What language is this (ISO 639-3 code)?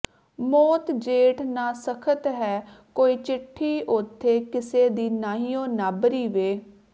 pan